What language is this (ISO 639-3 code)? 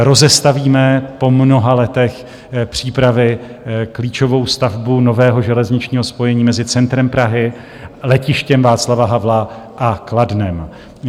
ces